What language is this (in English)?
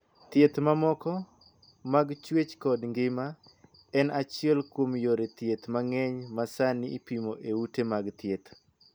Luo (Kenya and Tanzania)